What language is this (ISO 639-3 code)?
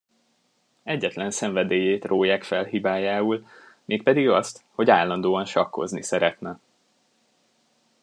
hun